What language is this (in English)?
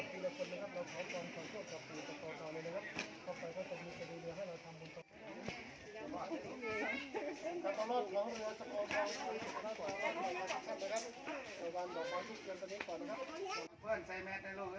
Thai